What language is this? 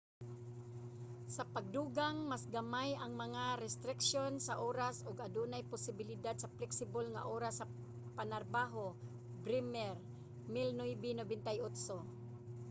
Cebuano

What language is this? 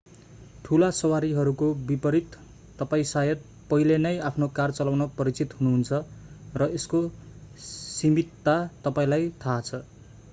Nepali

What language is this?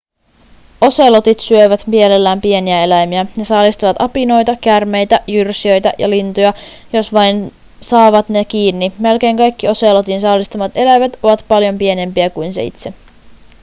Finnish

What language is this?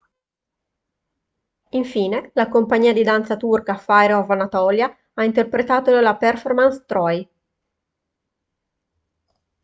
Italian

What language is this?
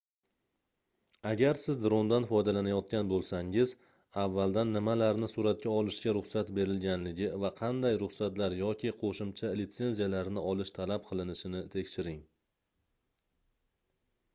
Uzbek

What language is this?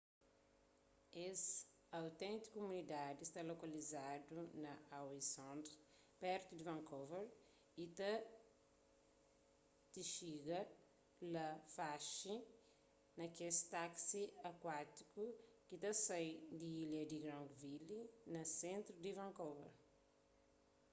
Kabuverdianu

